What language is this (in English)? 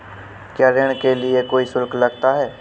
Hindi